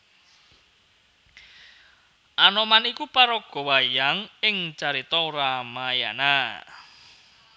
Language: Javanese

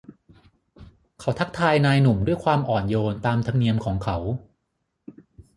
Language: Thai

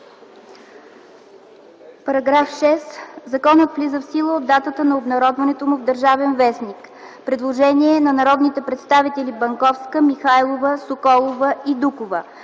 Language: Bulgarian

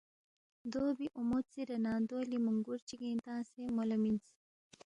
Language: Balti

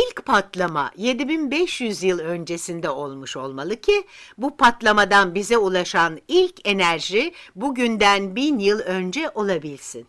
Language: Turkish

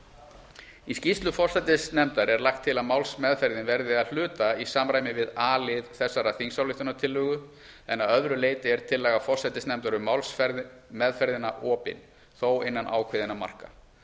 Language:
Icelandic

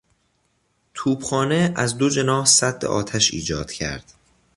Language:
Persian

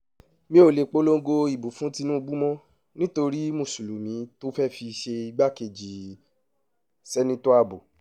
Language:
Yoruba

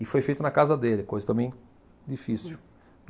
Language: Portuguese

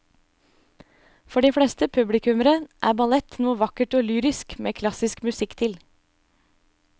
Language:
Norwegian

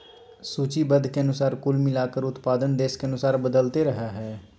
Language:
Magahi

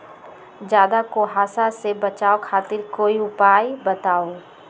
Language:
Magahi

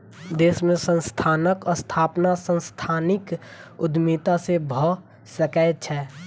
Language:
Maithili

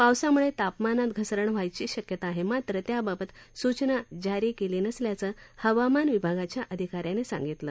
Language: Marathi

